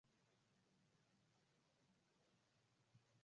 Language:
Swahili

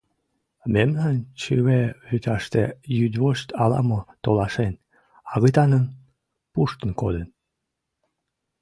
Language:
Mari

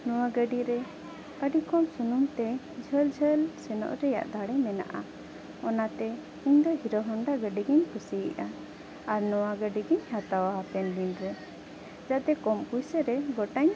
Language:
Santali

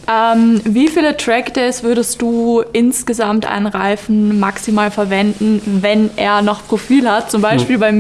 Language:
German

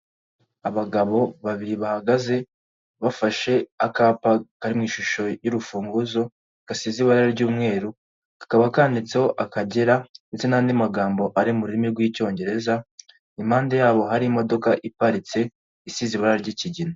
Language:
Kinyarwanda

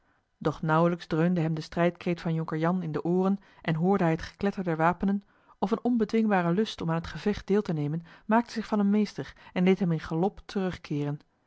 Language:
Dutch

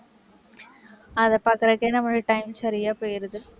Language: Tamil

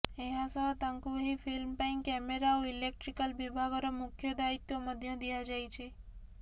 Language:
Odia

